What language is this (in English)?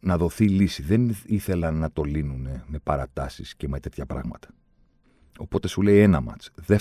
Greek